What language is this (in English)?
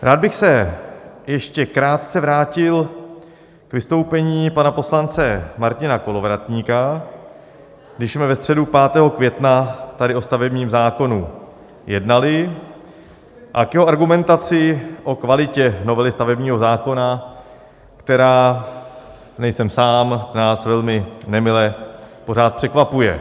Czech